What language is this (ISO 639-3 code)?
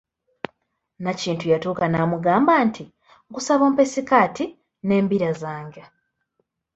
lug